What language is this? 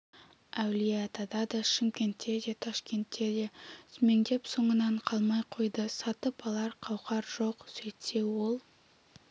Kazakh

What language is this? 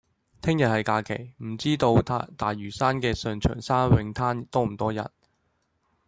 Cantonese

